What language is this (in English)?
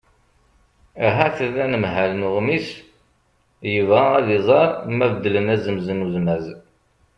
Kabyle